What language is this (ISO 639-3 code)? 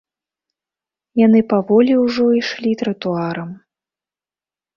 bel